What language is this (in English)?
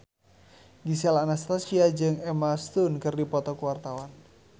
Sundanese